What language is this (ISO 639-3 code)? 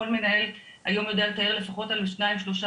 heb